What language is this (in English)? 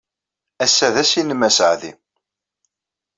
Kabyle